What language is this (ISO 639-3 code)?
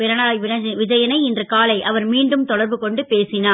tam